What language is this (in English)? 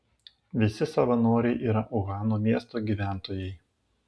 Lithuanian